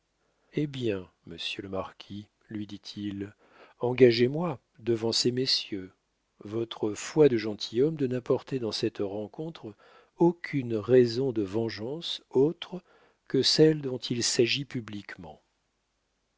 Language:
French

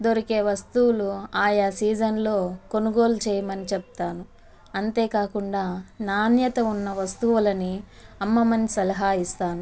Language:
Telugu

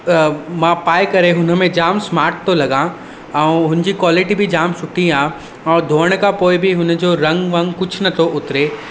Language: Sindhi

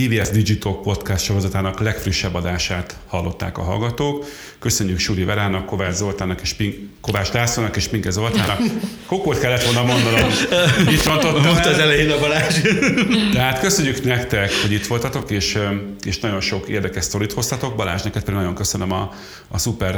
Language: Hungarian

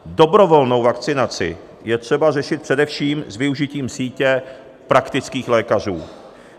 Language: Czech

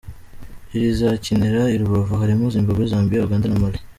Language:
Kinyarwanda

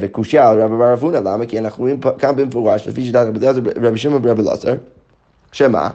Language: Hebrew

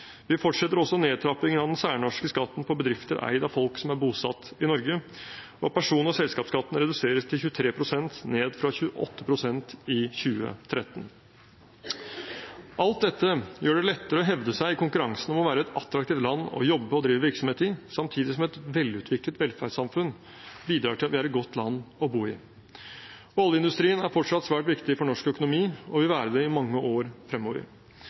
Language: Norwegian Bokmål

